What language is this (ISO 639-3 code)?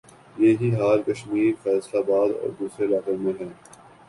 urd